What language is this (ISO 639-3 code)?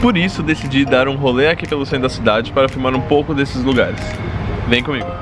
por